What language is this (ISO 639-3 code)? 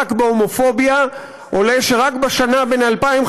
heb